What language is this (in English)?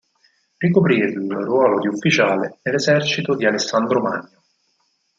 Italian